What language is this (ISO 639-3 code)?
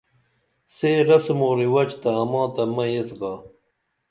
dml